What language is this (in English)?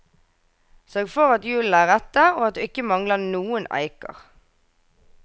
Norwegian